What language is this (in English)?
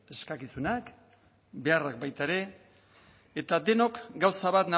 Basque